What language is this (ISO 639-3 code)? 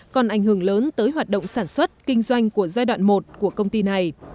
vie